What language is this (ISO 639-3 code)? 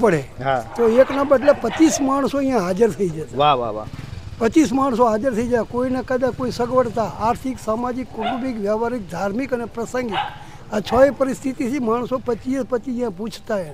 guj